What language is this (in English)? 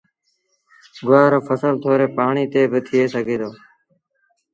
Sindhi Bhil